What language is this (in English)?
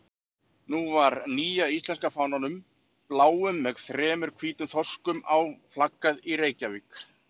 Icelandic